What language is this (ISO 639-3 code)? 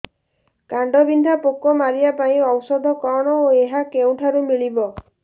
ori